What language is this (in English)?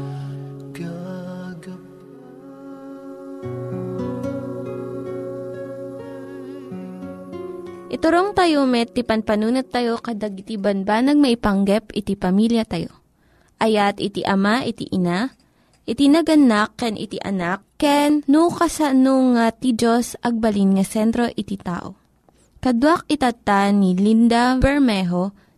Filipino